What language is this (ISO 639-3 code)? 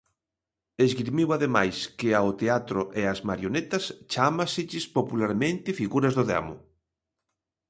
glg